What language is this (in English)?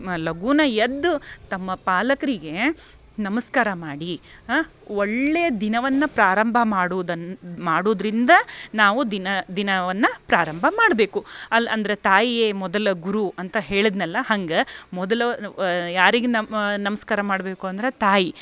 Kannada